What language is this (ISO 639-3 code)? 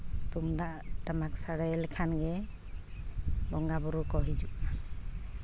sat